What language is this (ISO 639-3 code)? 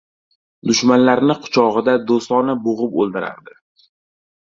uzb